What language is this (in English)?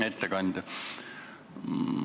Estonian